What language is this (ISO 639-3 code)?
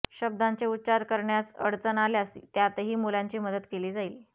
mar